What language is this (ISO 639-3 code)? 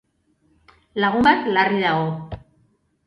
eus